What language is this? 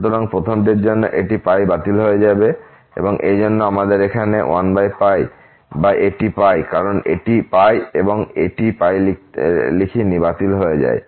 Bangla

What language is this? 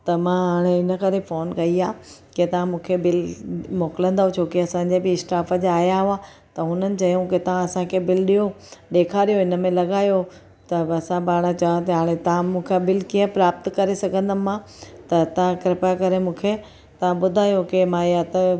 Sindhi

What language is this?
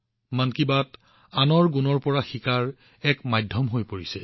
Assamese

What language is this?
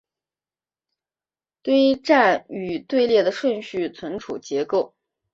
Chinese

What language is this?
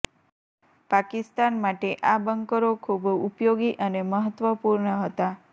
Gujarati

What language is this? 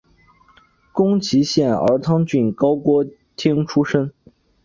Chinese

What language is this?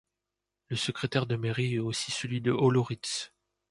French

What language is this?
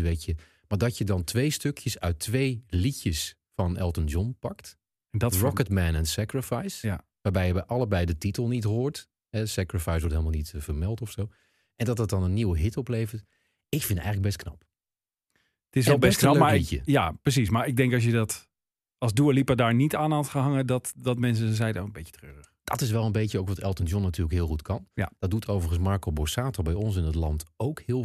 Dutch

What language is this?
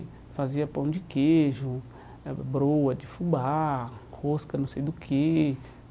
Portuguese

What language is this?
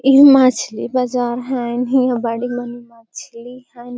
Magahi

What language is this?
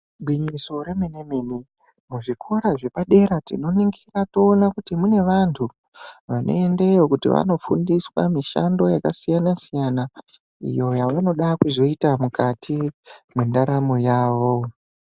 Ndau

